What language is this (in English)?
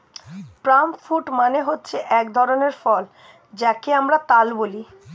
Bangla